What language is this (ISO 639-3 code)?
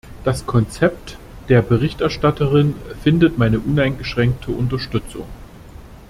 deu